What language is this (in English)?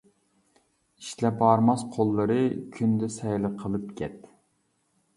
Uyghur